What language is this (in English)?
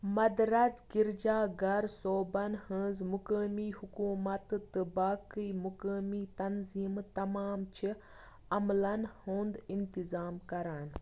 Kashmiri